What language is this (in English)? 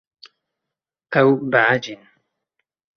Kurdish